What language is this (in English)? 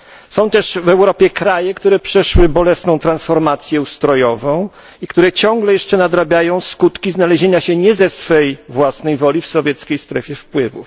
Polish